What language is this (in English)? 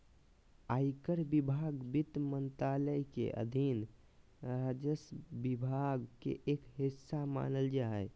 Magahi